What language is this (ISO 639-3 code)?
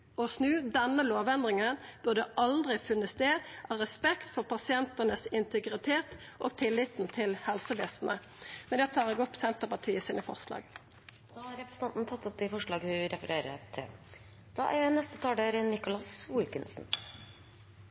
nor